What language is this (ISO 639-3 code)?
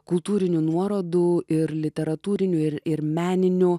lit